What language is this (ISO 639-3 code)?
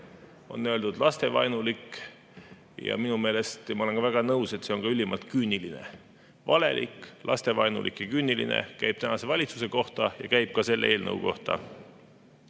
est